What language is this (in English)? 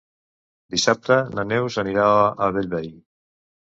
Catalan